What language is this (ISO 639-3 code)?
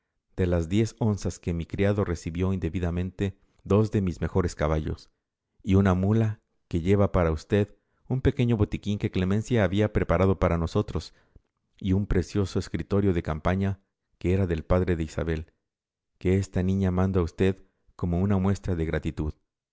spa